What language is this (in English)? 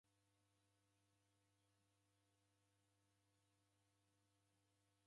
Taita